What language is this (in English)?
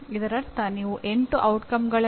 Kannada